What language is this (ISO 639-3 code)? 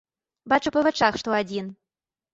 bel